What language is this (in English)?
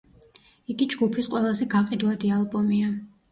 Georgian